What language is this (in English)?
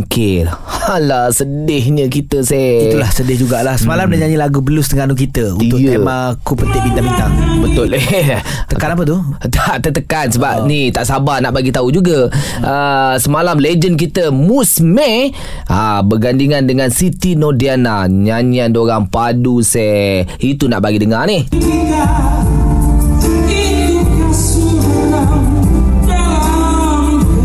Malay